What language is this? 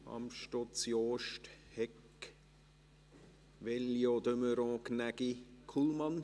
Swiss German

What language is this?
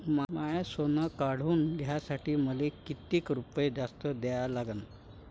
Marathi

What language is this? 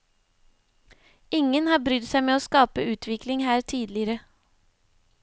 Norwegian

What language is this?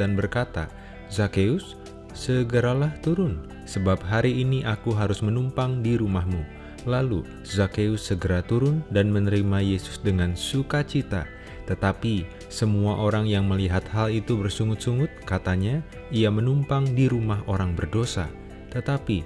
Indonesian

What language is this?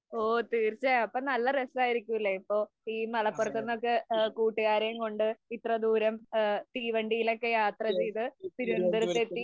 Malayalam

